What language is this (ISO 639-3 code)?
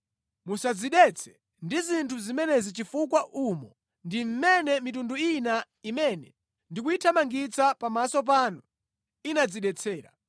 nya